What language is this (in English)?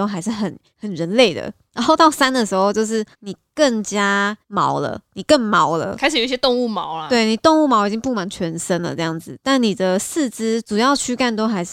Chinese